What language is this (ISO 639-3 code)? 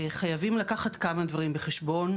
heb